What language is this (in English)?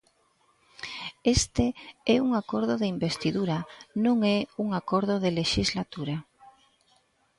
Galician